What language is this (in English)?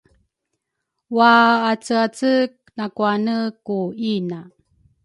Rukai